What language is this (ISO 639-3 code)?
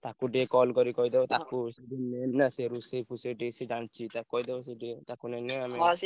ori